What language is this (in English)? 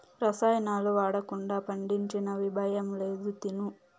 Telugu